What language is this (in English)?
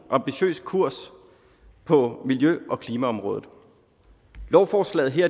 Danish